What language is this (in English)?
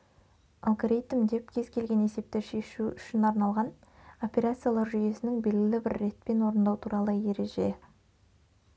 Kazakh